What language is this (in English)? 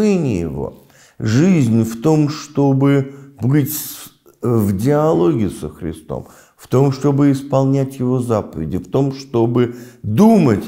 Russian